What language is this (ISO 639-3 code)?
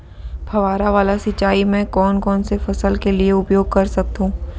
hne